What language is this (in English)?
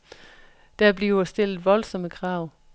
Danish